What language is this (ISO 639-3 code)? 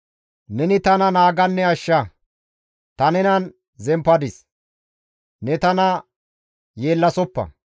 gmv